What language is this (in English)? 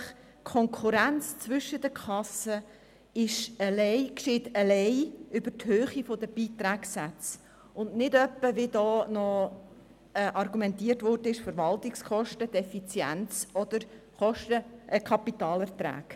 Swiss German